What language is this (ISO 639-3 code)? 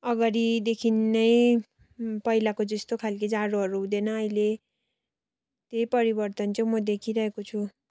nep